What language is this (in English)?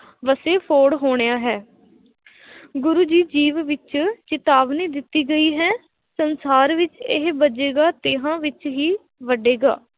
Punjabi